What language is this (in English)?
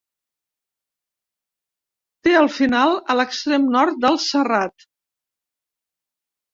Catalan